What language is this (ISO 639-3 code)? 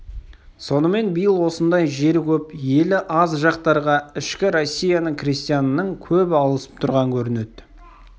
kaz